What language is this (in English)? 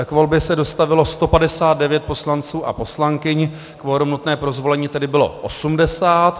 Czech